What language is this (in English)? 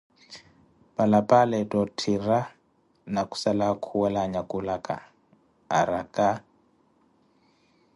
Koti